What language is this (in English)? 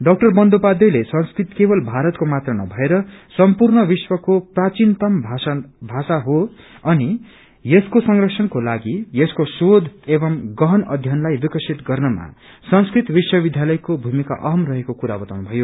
Nepali